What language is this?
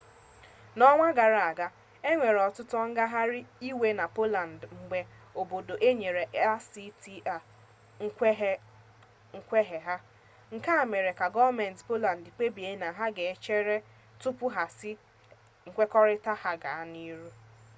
Igbo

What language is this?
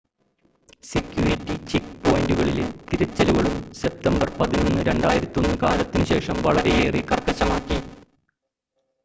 Malayalam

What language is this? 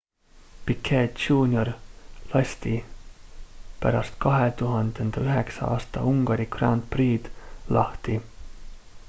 Estonian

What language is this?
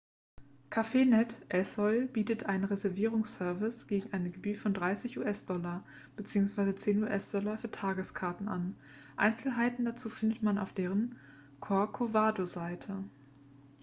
German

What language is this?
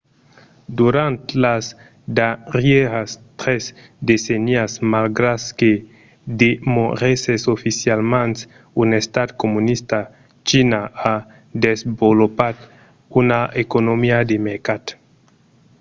Occitan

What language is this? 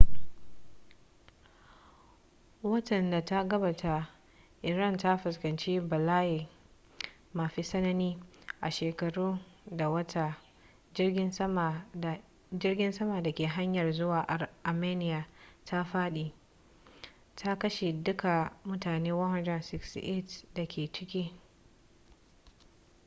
Hausa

